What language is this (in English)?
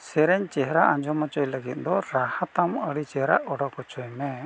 Santali